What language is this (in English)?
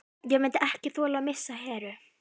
Icelandic